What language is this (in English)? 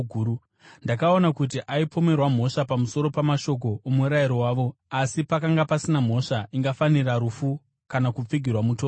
Shona